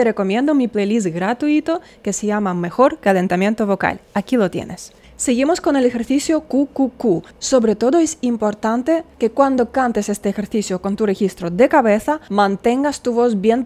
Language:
Spanish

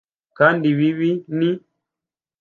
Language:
Kinyarwanda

